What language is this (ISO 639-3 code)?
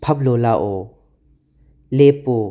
mni